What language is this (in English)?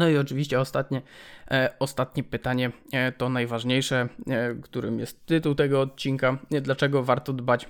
Polish